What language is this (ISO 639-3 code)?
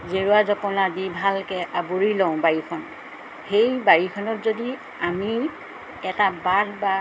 asm